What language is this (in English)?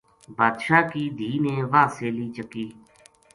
Gujari